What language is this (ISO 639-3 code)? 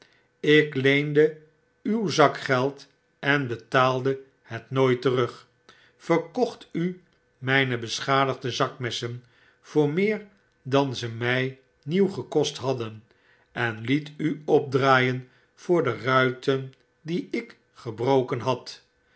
nld